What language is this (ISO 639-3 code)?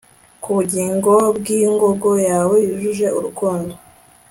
kin